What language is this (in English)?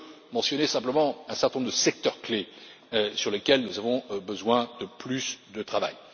French